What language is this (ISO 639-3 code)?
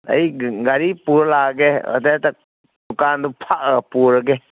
mni